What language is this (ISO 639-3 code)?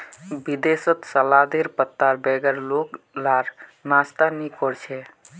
mag